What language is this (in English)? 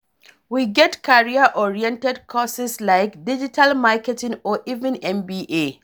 Nigerian Pidgin